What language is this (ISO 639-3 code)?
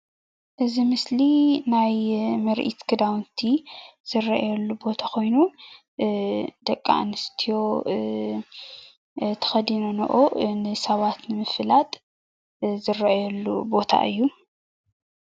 tir